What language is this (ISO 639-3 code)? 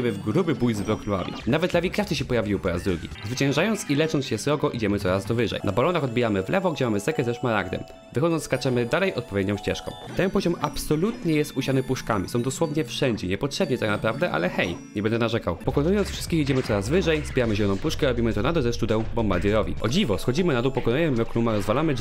pol